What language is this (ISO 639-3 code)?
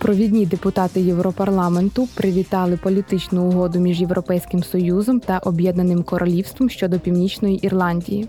ukr